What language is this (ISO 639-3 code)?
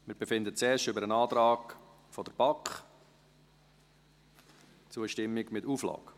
gsw